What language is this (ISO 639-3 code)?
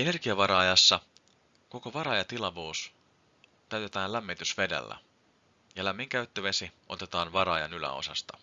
fin